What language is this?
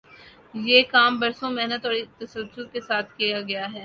Urdu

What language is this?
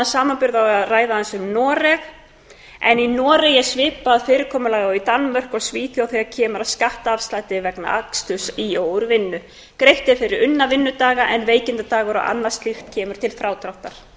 Icelandic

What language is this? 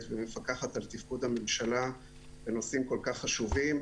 Hebrew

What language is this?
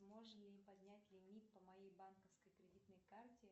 Russian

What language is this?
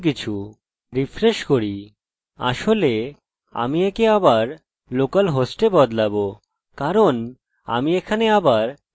Bangla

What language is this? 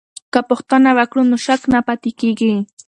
Pashto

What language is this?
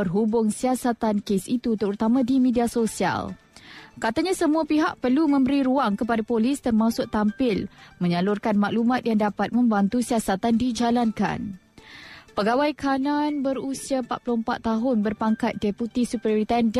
Malay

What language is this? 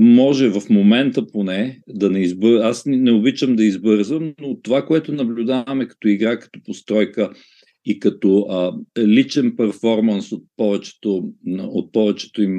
Bulgarian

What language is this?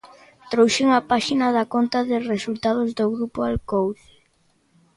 Galician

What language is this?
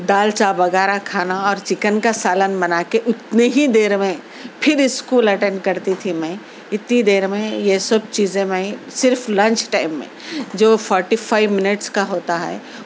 Urdu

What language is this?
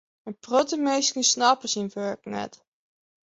Western Frisian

